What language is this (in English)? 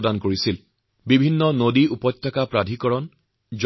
Assamese